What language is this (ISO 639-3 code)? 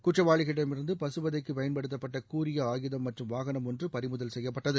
tam